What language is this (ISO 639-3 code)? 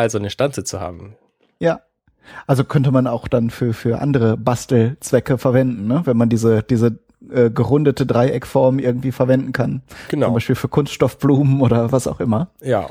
deu